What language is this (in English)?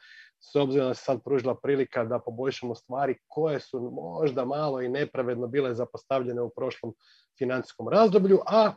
Croatian